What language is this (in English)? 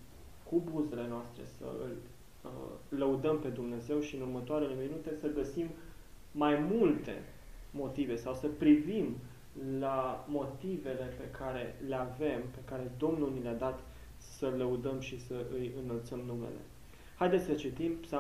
Romanian